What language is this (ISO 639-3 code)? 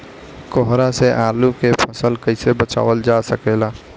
bho